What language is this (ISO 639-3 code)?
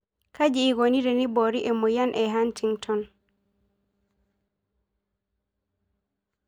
mas